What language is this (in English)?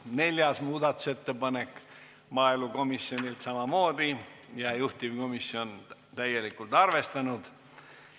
Estonian